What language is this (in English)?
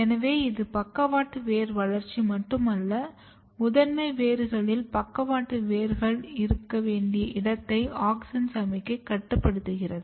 Tamil